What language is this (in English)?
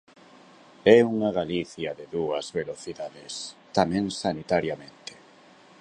Galician